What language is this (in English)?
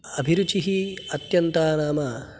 Sanskrit